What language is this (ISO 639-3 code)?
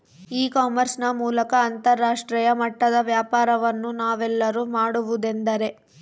kan